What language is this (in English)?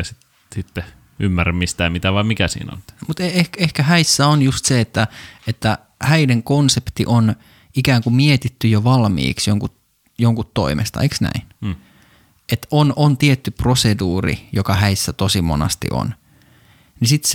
Finnish